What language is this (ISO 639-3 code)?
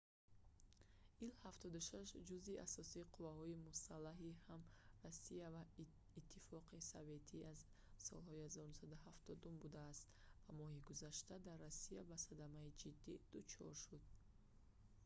tgk